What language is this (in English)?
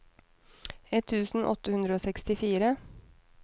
Norwegian